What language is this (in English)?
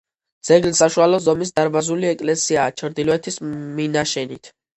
Georgian